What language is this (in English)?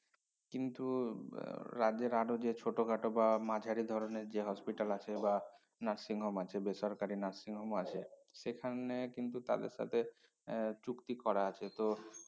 Bangla